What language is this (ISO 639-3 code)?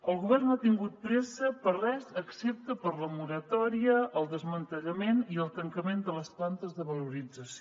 cat